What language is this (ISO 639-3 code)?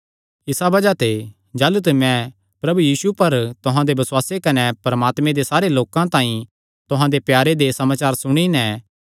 xnr